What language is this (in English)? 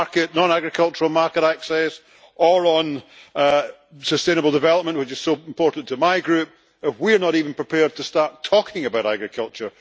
English